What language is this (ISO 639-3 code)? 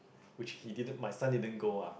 eng